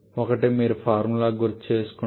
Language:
Telugu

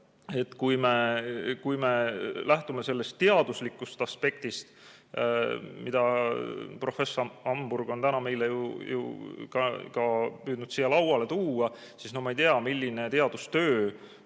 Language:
Estonian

